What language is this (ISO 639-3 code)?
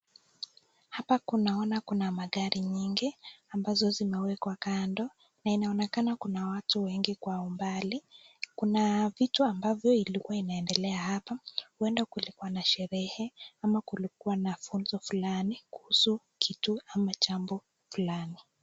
swa